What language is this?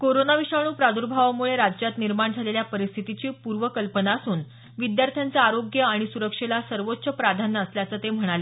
Marathi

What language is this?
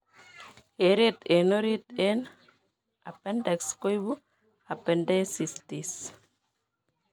Kalenjin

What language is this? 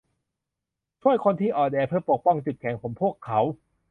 Thai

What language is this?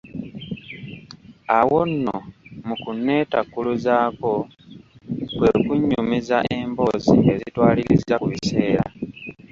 Ganda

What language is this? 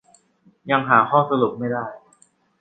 Thai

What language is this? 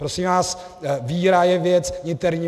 Czech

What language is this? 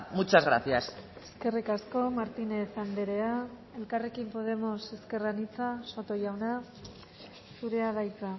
Basque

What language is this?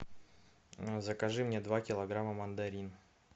Russian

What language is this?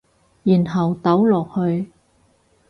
Cantonese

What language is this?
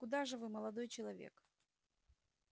Russian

